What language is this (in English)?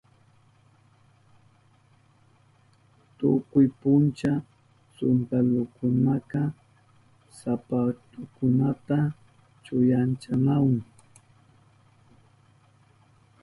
Southern Pastaza Quechua